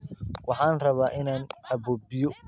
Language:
Somali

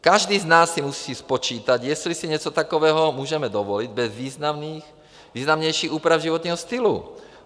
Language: Czech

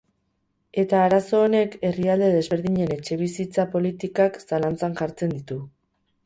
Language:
Basque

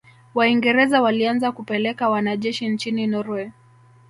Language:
Swahili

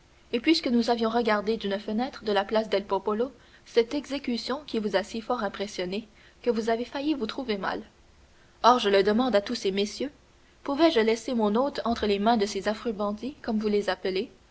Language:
French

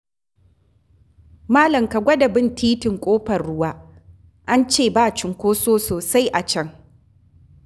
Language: Hausa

